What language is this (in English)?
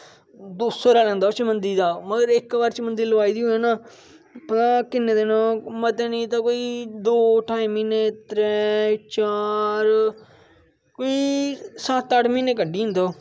Dogri